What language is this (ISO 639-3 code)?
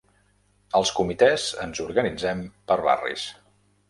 cat